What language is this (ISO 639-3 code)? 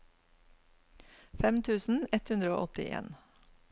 nor